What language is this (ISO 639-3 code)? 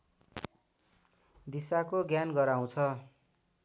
nep